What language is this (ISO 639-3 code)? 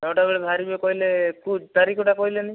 ori